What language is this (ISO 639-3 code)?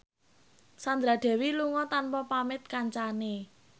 jav